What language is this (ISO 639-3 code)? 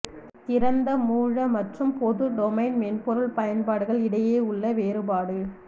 tam